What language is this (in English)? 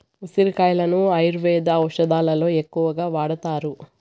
Telugu